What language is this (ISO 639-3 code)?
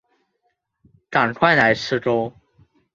zho